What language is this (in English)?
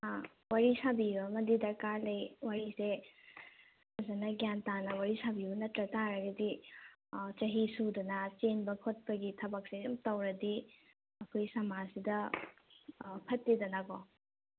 Manipuri